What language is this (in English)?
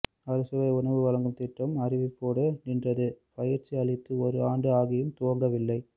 Tamil